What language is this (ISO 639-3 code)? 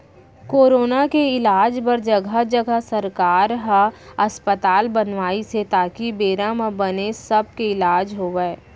hne